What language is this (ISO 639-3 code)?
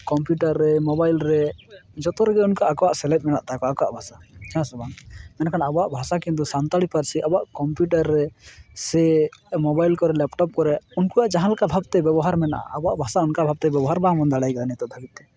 sat